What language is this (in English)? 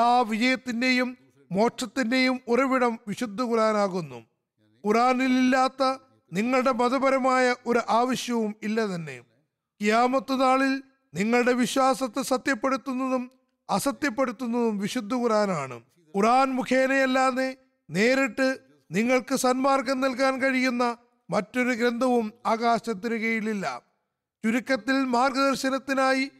Malayalam